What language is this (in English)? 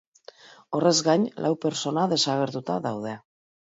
Basque